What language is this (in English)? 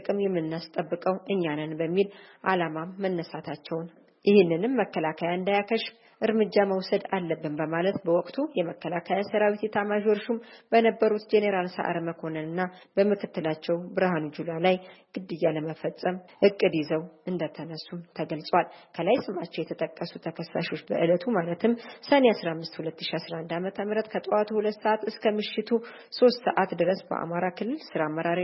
Amharic